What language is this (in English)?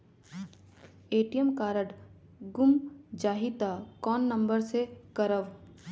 Chhattisgarhi